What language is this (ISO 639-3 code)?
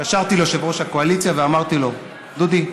heb